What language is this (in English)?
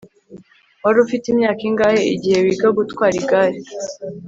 Kinyarwanda